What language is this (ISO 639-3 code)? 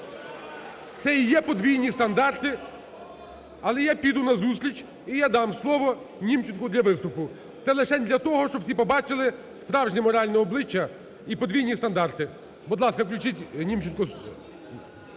ukr